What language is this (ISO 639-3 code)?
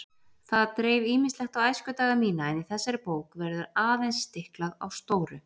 isl